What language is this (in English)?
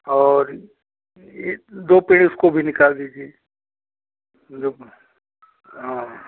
Hindi